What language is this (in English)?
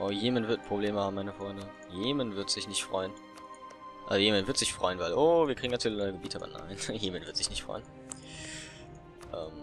German